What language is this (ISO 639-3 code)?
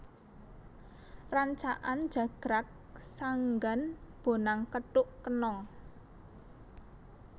jav